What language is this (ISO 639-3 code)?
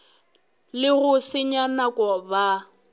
nso